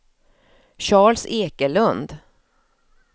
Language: Swedish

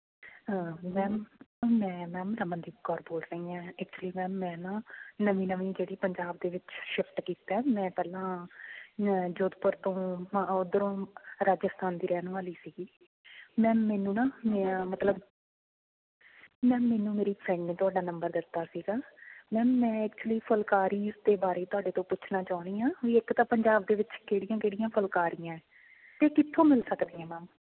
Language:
Punjabi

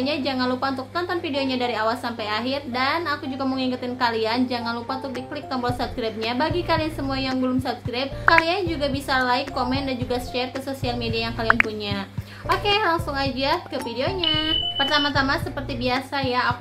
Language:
Indonesian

